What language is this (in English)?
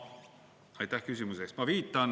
Estonian